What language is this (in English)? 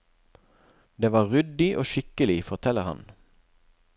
Norwegian